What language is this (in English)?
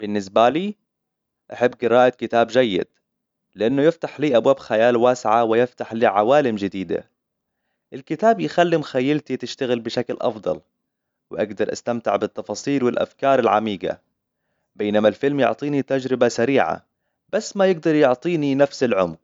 Hijazi Arabic